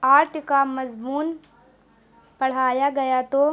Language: Urdu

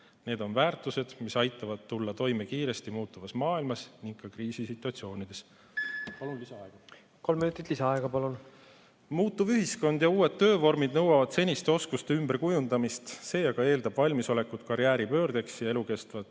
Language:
Estonian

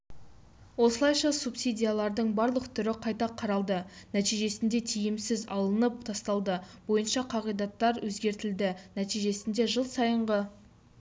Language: Kazakh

